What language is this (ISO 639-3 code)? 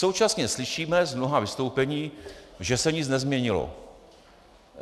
ces